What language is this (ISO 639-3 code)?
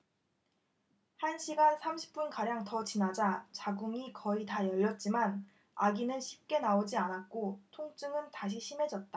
kor